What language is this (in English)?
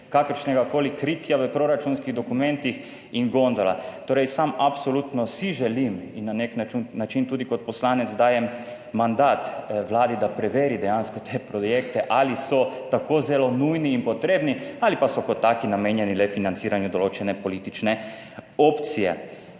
Slovenian